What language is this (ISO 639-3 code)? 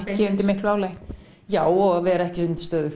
isl